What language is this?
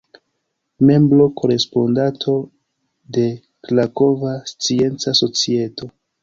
Esperanto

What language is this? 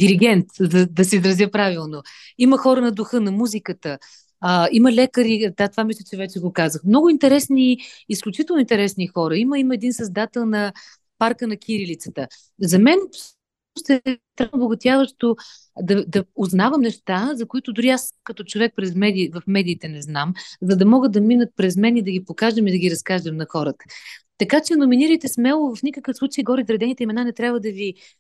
Bulgarian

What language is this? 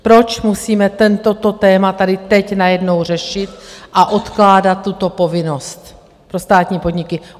Czech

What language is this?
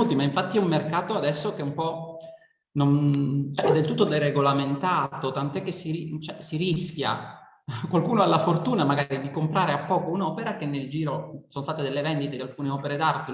Italian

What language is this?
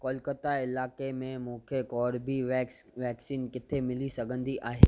Sindhi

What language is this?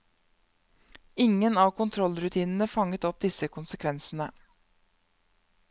Norwegian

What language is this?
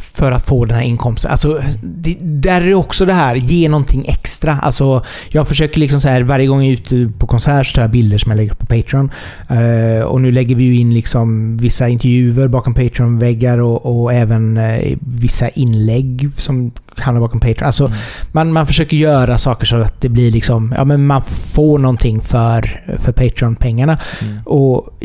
Swedish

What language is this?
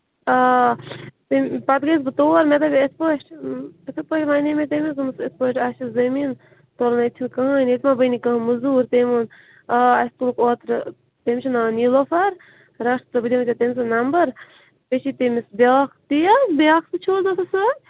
Kashmiri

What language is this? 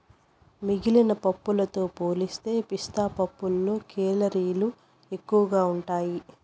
Telugu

